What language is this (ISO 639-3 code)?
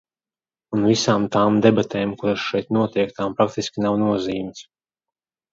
lav